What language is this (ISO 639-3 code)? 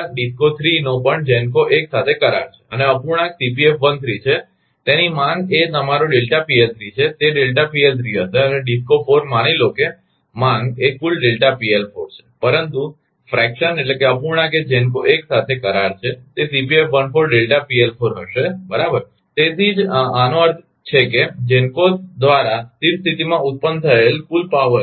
guj